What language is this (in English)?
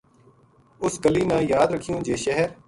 Gujari